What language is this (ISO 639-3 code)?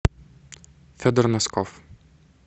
rus